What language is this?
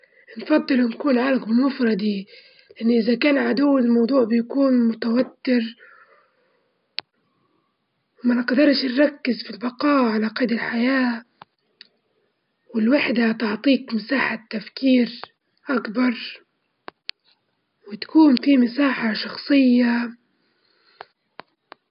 Libyan Arabic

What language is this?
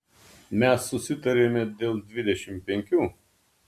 Lithuanian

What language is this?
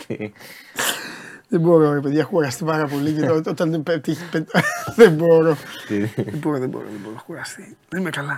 Greek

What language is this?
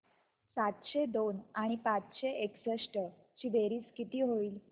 Marathi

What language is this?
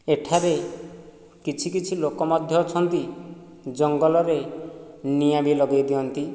Odia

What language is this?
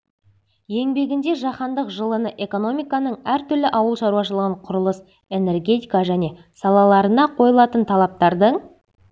Kazakh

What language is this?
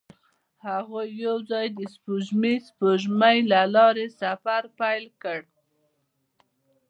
Pashto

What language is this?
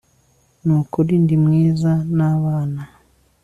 Kinyarwanda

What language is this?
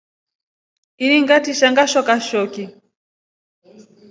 Rombo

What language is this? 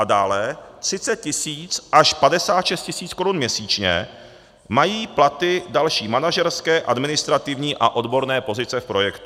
Czech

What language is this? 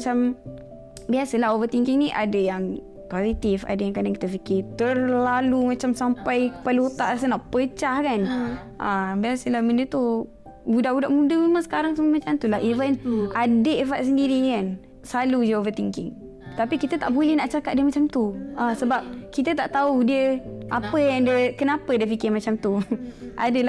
Malay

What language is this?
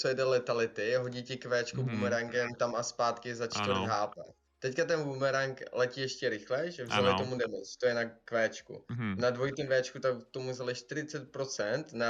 Czech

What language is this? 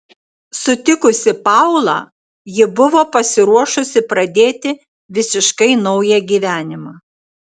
Lithuanian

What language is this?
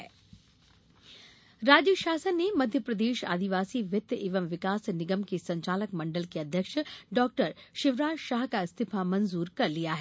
Hindi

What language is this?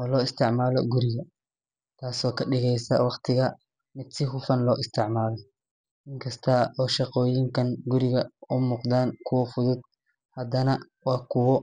Somali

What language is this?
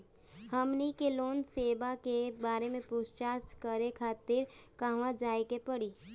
Bhojpuri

